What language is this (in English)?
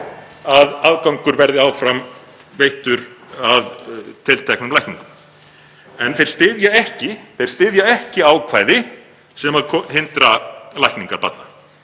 Icelandic